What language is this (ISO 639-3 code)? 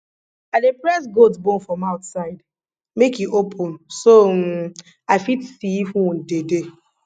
pcm